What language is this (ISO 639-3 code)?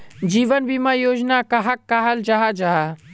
mag